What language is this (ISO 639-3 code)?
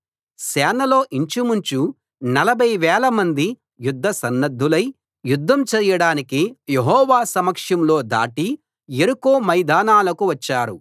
tel